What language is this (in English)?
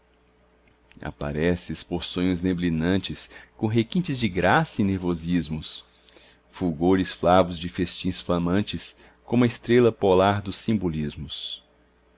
Portuguese